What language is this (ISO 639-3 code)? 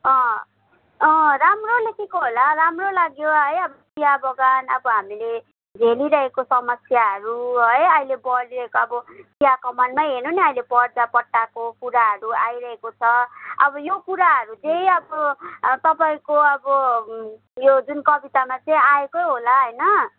nep